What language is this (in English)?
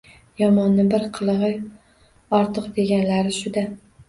Uzbek